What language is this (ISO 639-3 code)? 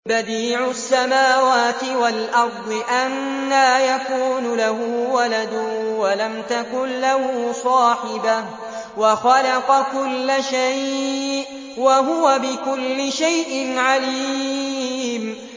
ara